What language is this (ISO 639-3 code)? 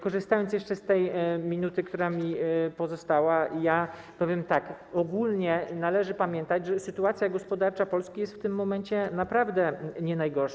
pol